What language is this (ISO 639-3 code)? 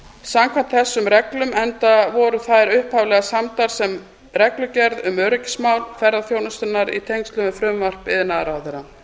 isl